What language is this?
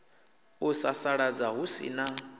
Venda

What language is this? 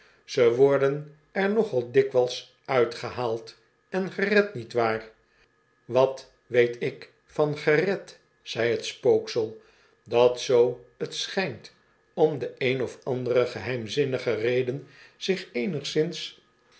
Dutch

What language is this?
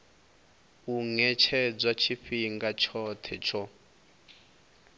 Venda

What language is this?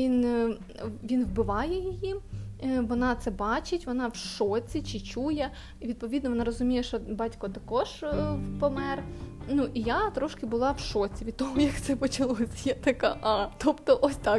Ukrainian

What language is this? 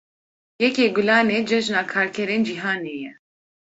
Kurdish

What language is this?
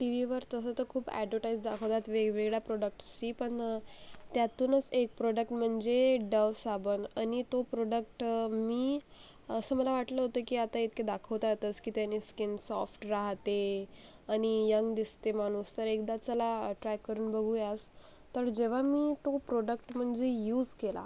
Marathi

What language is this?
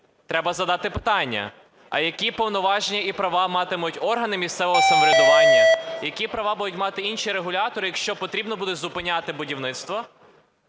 Ukrainian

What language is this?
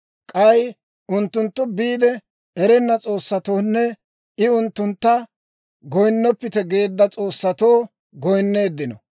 Dawro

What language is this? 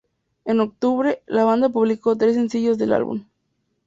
Spanish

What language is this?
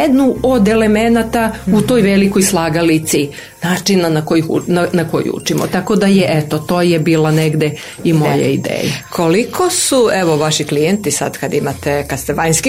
Croatian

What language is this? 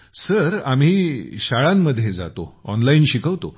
Marathi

